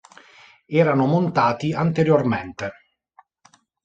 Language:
Italian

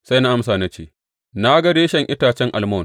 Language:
Hausa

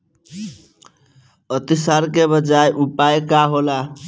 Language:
Bhojpuri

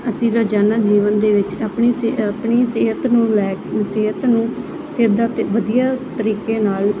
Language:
Punjabi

